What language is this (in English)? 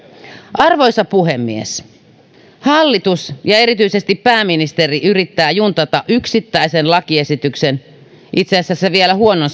Finnish